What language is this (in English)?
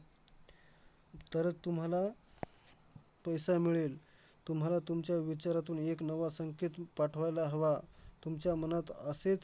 Marathi